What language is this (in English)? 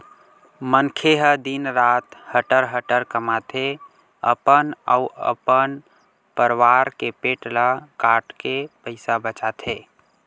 Chhattisgarhi